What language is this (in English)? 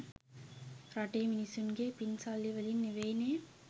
Sinhala